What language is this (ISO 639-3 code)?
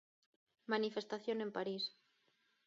glg